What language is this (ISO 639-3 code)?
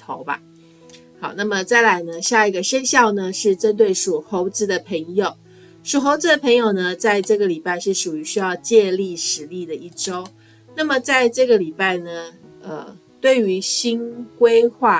zho